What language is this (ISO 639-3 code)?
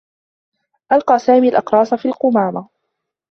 ara